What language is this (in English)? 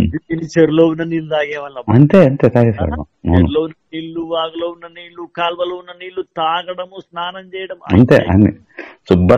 Telugu